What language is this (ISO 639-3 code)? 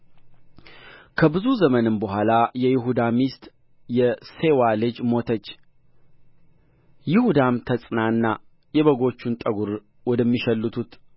amh